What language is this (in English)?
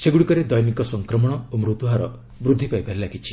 Odia